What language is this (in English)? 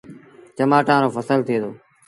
Sindhi Bhil